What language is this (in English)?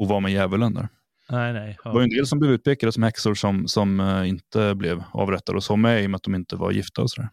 Swedish